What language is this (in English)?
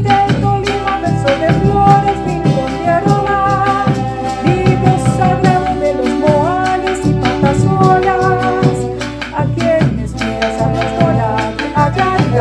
Vietnamese